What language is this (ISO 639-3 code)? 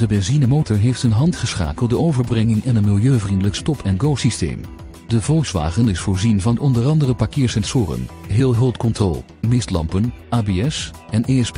nld